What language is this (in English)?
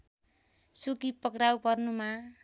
Nepali